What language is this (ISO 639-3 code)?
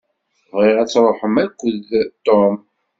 kab